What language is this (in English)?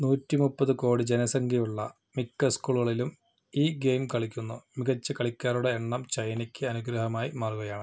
Malayalam